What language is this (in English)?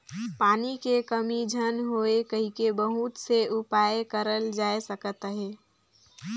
Chhattisgarhi